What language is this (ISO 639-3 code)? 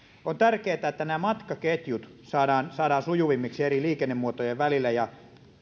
fin